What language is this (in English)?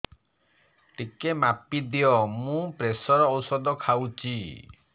Odia